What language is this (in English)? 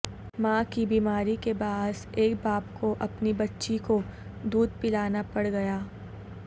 Urdu